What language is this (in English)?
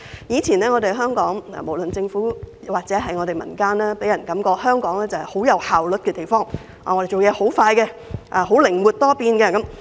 Cantonese